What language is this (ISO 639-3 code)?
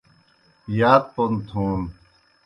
plk